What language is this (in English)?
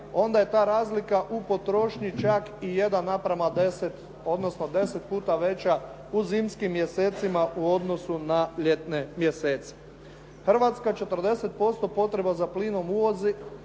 Croatian